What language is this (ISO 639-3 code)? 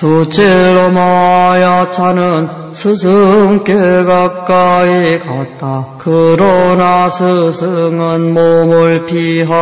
kor